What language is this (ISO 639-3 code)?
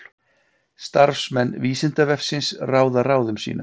isl